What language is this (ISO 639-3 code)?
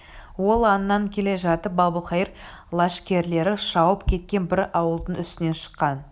kaz